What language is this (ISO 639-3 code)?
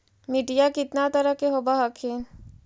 mag